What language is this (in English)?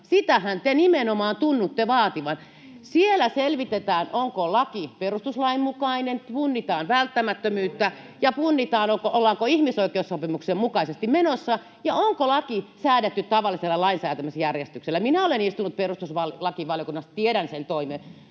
Finnish